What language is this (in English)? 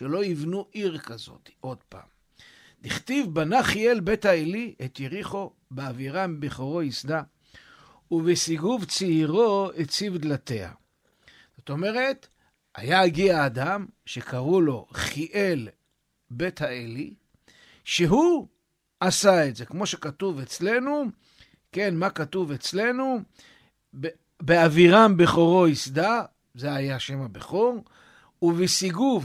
Hebrew